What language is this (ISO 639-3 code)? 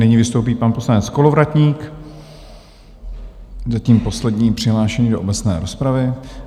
ces